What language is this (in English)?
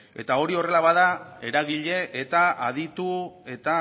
Basque